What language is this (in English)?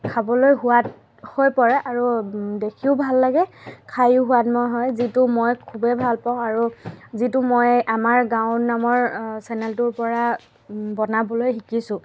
Assamese